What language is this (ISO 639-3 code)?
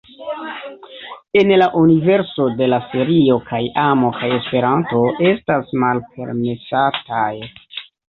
epo